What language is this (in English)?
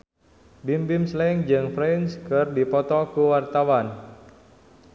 Sundanese